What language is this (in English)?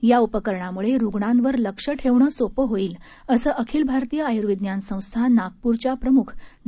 Marathi